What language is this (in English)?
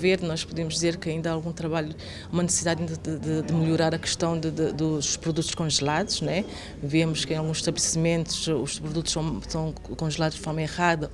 Portuguese